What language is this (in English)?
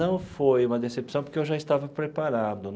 Portuguese